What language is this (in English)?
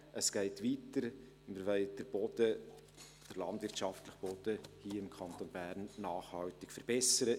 Swiss German